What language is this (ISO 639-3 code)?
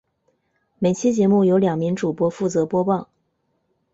zho